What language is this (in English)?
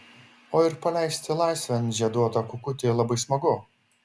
Lithuanian